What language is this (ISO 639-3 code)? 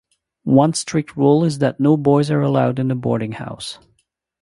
eng